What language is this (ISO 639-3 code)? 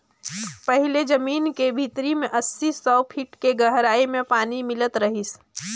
hne